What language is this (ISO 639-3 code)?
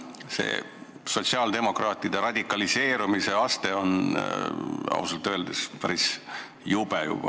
est